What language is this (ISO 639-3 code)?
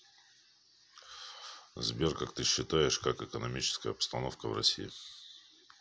rus